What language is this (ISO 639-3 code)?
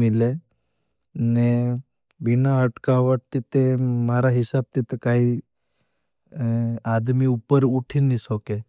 bhb